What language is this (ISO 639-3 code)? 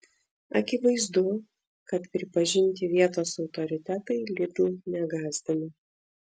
lit